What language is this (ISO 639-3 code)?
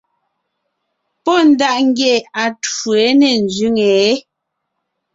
nnh